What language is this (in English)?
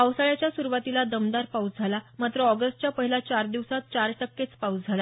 Marathi